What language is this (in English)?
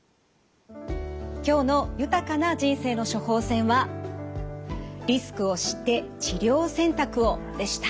Japanese